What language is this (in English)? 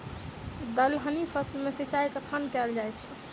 Maithili